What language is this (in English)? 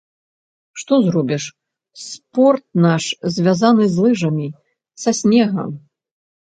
Belarusian